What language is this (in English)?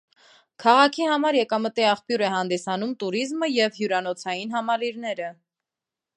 Armenian